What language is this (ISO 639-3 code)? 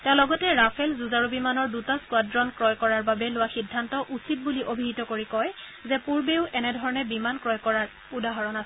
asm